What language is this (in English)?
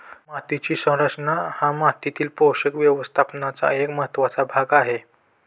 Marathi